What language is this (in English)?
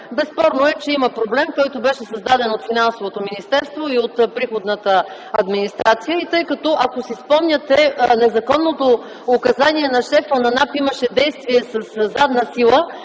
Bulgarian